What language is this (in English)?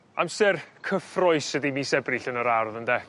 Welsh